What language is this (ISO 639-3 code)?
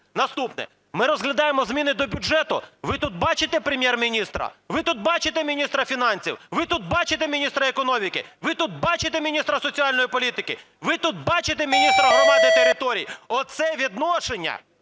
ukr